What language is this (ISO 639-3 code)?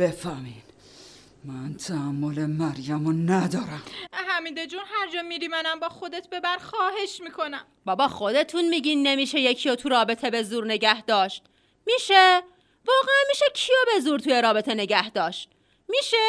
fas